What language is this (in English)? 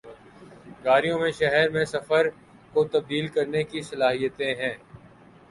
Urdu